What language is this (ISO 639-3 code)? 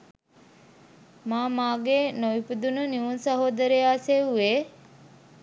sin